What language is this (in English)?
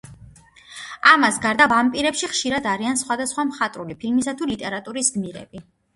Georgian